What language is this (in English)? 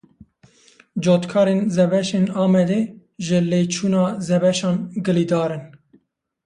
Kurdish